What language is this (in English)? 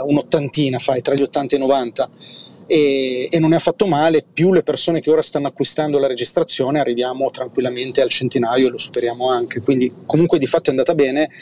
Italian